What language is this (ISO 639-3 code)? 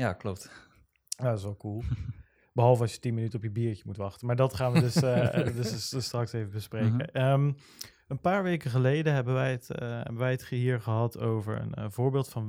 nld